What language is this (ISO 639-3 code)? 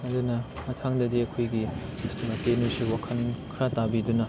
mni